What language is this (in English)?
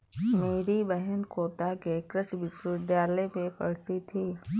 Hindi